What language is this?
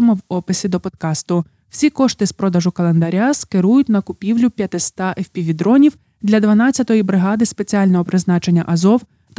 Ukrainian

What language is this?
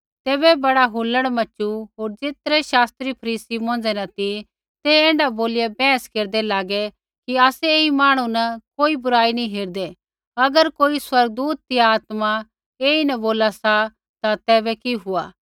Kullu Pahari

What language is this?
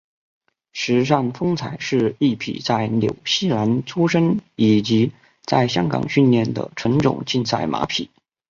Chinese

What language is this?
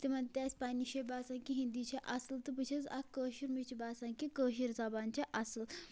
Kashmiri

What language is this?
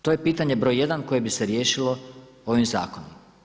Croatian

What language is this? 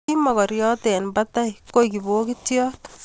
Kalenjin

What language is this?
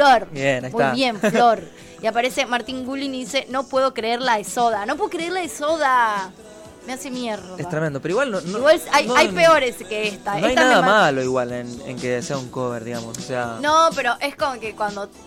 Spanish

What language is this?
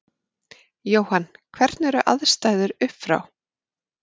Icelandic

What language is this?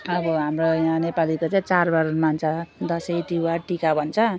Nepali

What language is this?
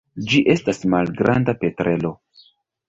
Esperanto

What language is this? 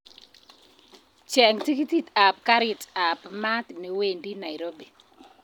Kalenjin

